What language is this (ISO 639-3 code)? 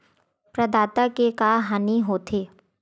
hne